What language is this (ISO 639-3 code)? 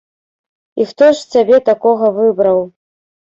bel